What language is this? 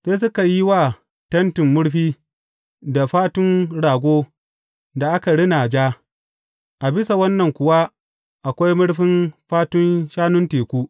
Hausa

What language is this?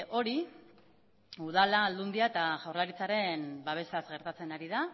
Basque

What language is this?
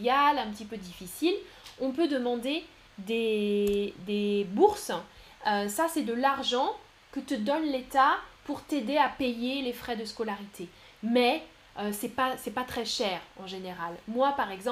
French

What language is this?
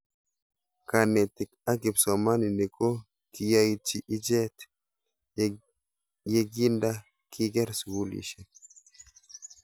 Kalenjin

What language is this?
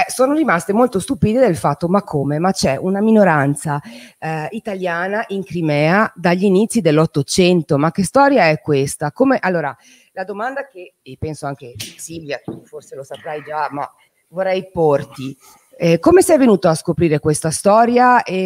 Italian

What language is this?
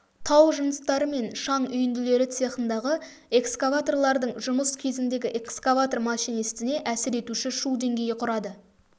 Kazakh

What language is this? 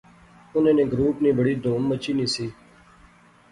Pahari-Potwari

